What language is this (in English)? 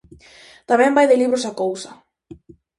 Galician